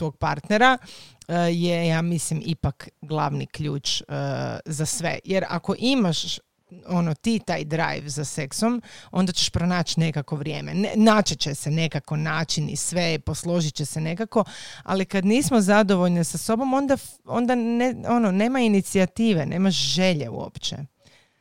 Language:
Croatian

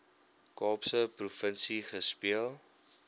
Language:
Afrikaans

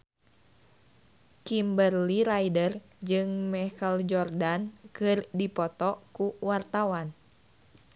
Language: Sundanese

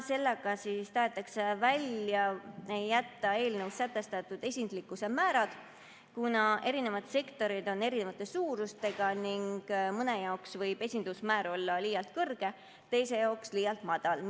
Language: Estonian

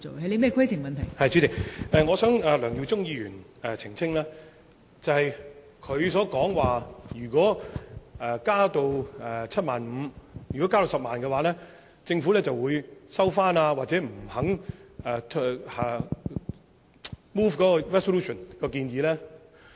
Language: Cantonese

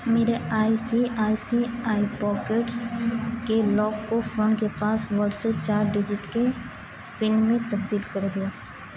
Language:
Urdu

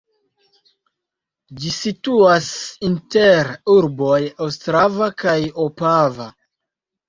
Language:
Esperanto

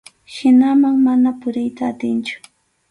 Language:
Arequipa-La Unión Quechua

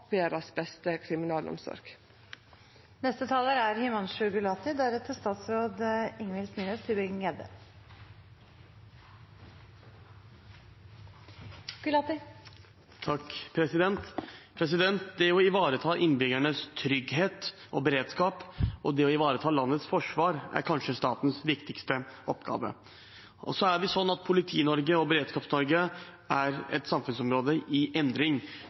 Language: Norwegian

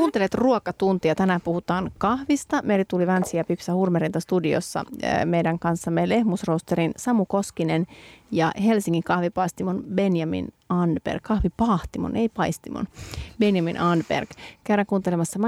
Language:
Finnish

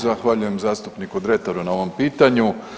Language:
Croatian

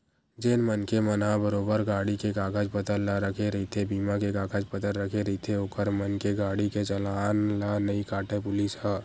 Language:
Chhattisgarhi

